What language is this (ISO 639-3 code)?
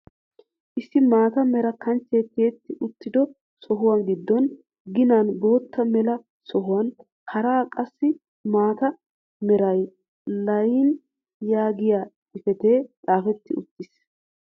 wal